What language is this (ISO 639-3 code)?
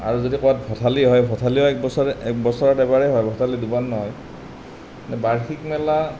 asm